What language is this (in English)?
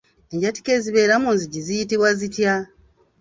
Ganda